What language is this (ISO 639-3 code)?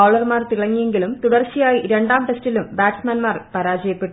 mal